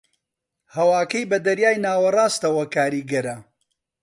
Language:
Central Kurdish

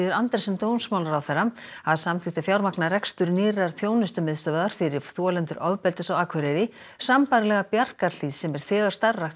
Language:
Icelandic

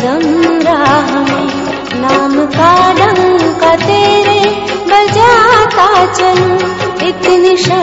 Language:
Hindi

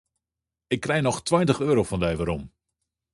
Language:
Western Frisian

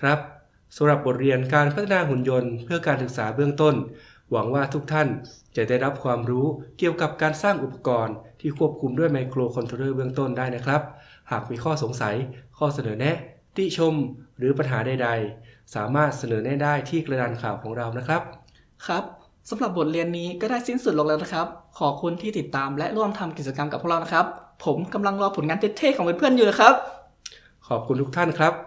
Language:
Thai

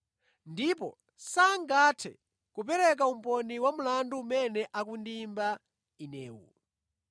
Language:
Nyanja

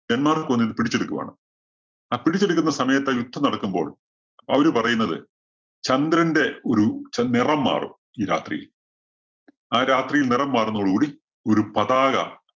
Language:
Malayalam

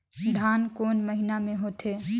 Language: Chhattisgarhi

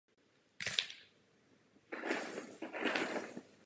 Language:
Czech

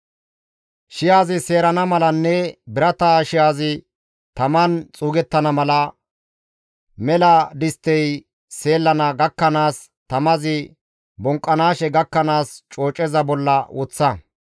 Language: Gamo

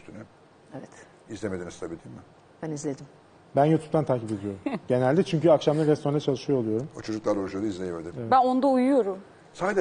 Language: Turkish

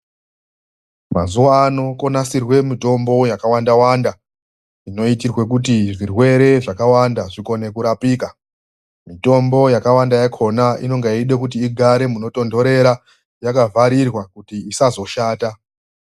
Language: Ndau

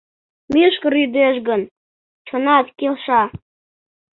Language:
Mari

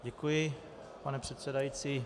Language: Czech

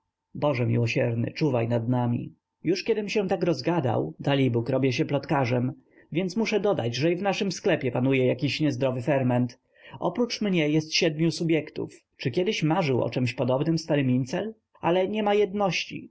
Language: Polish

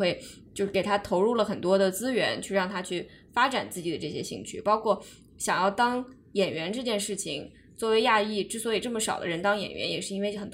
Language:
Chinese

